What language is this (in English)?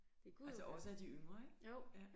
Danish